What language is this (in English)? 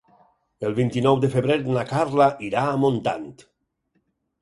Catalan